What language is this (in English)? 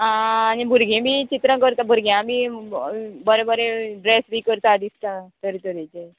Konkani